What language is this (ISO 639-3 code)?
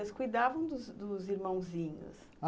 por